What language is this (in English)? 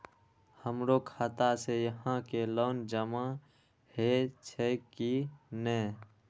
Maithili